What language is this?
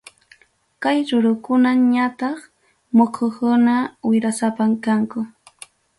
Ayacucho Quechua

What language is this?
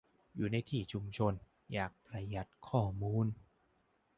Thai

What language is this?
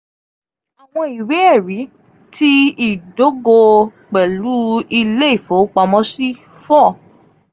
Yoruba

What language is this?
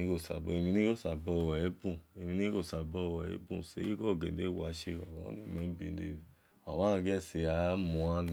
Esan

